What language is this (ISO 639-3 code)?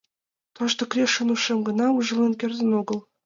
chm